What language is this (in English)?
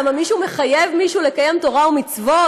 Hebrew